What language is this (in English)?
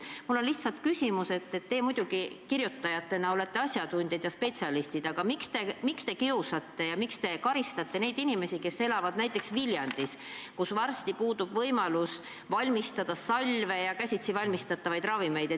Estonian